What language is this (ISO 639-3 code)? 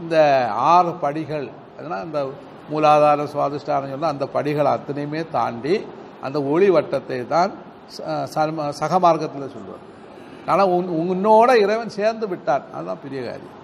tam